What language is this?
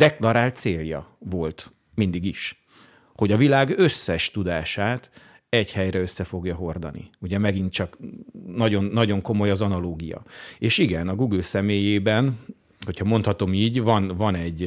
Hungarian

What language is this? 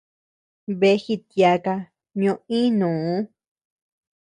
Tepeuxila Cuicatec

